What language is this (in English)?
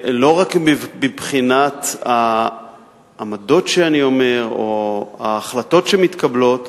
Hebrew